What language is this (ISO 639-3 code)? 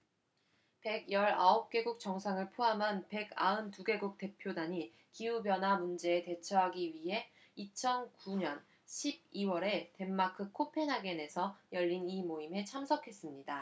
kor